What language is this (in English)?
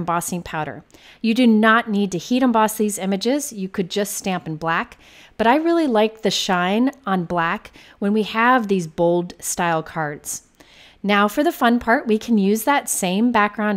English